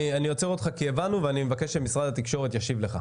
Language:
Hebrew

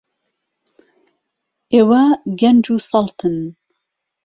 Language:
Central Kurdish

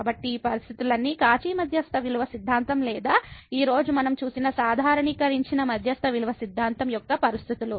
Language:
Telugu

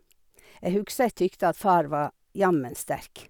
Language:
Norwegian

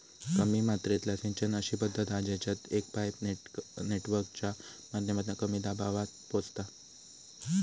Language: Marathi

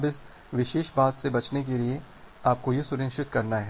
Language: Hindi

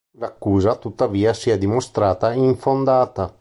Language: Italian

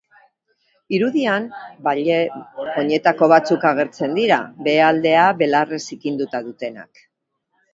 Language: Basque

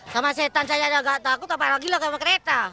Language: Indonesian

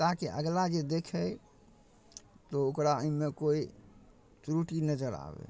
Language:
Maithili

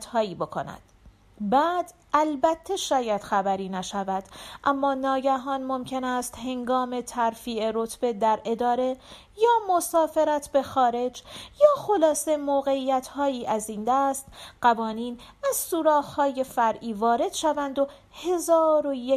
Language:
Persian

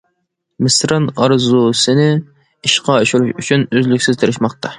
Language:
Uyghur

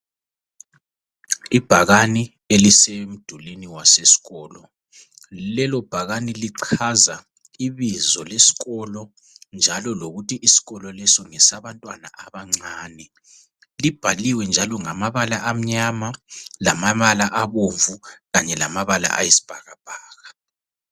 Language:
North Ndebele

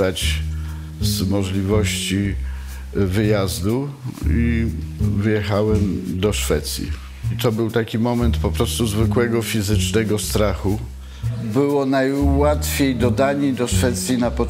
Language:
Polish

